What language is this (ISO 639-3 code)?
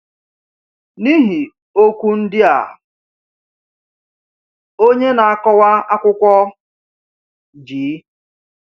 ibo